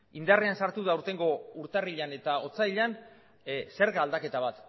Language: Basque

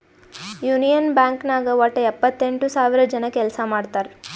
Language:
Kannada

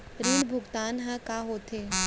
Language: Chhattisgarhi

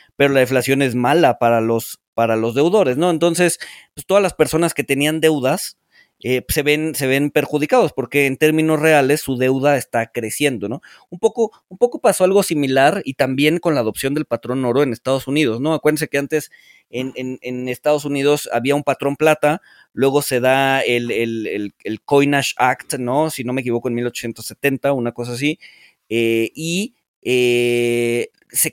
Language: Spanish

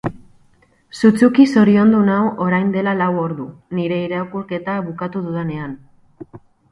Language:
Basque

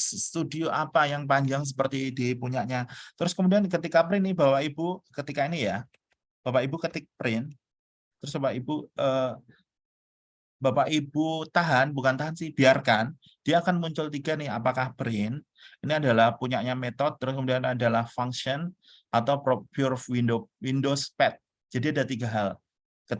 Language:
Indonesian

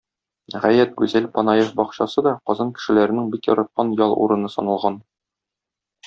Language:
Tatar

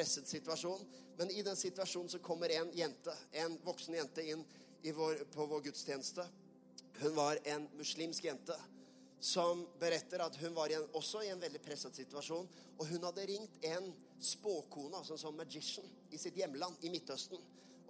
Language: Swedish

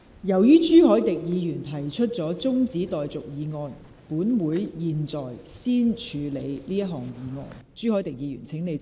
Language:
Cantonese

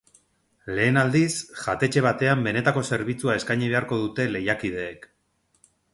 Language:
Basque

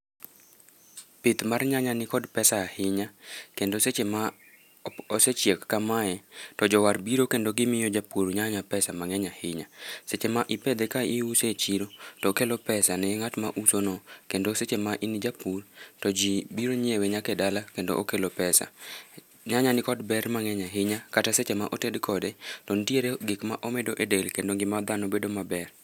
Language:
Luo (Kenya and Tanzania)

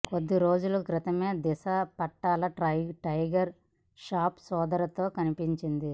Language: Telugu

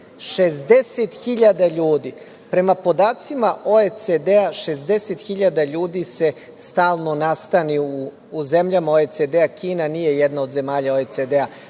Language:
Serbian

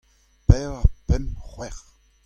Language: Breton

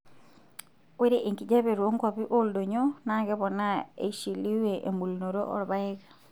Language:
Masai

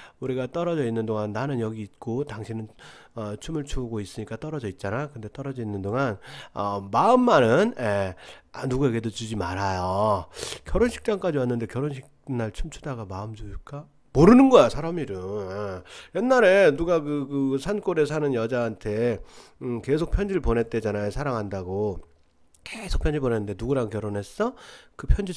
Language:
Korean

